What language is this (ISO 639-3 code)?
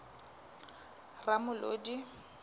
sot